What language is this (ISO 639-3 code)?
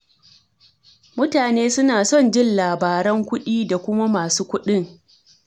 hau